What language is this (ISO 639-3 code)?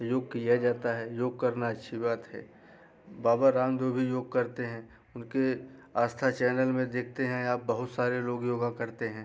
hin